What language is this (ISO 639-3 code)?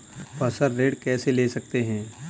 hin